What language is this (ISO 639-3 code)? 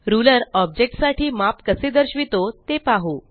mar